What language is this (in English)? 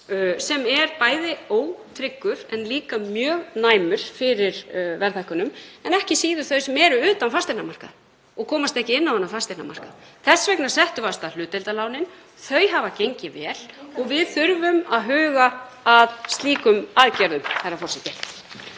Icelandic